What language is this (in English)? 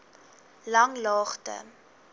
Afrikaans